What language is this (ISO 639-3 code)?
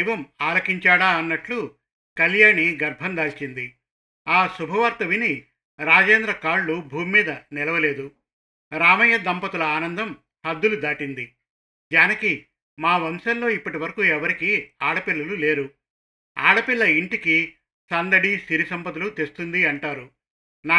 tel